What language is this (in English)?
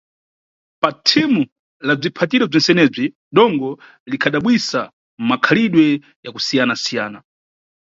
Nyungwe